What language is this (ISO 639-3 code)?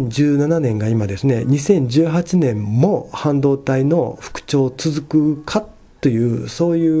jpn